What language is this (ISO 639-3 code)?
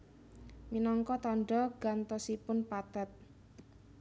jav